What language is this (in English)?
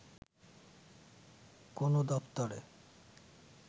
Bangla